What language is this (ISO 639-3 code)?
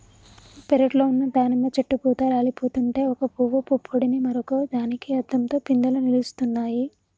tel